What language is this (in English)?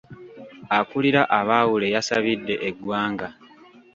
Ganda